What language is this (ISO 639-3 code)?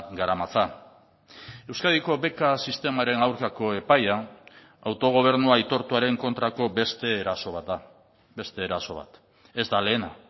eus